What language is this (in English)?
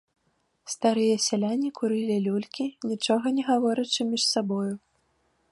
Belarusian